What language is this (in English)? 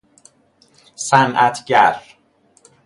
Persian